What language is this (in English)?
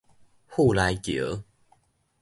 Min Nan Chinese